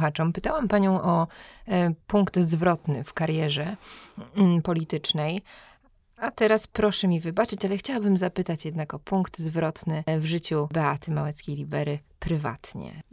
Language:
Polish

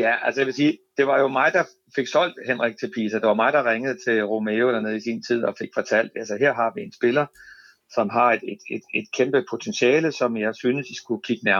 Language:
Danish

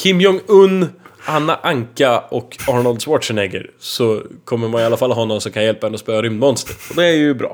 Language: Swedish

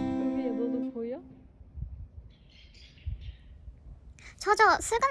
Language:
Korean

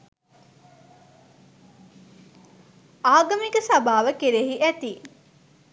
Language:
Sinhala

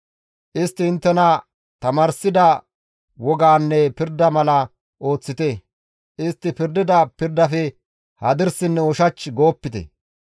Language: Gamo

